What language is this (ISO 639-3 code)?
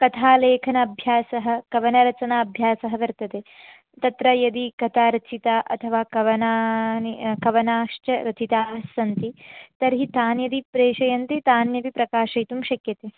san